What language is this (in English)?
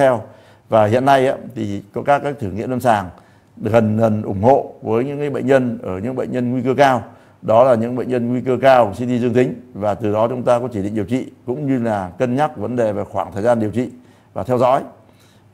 Vietnamese